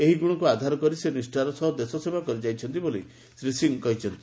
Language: Odia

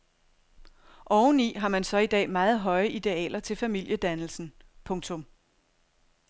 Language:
Danish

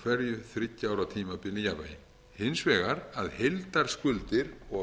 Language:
Icelandic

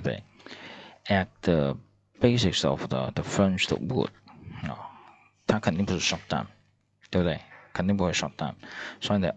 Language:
Chinese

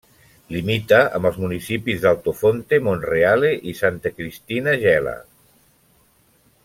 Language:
Catalan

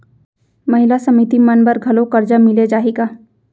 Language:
Chhattisgarhi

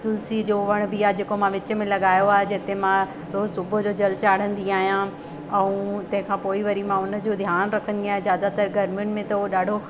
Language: Sindhi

